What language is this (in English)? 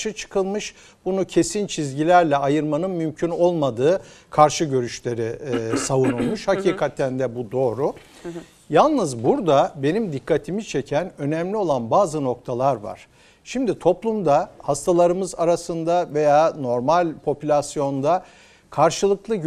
Turkish